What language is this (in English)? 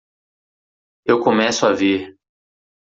Portuguese